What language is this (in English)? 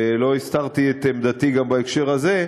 Hebrew